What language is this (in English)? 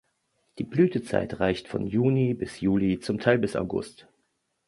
German